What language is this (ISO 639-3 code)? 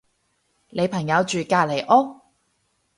yue